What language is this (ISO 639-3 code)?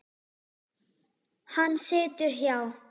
isl